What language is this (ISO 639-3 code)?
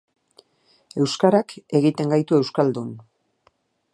eus